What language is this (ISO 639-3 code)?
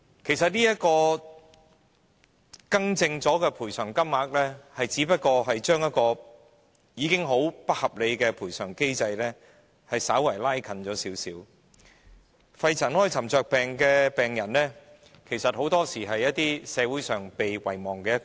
yue